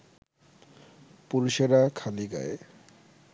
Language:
Bangla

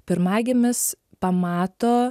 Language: Lithuanian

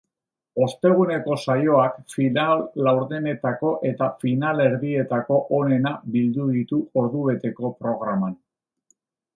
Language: Basque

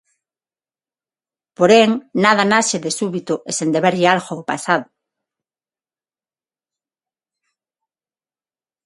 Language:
Galician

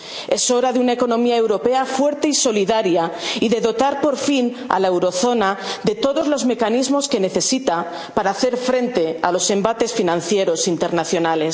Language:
Spanish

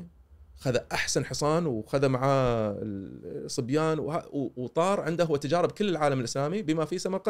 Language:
Arabic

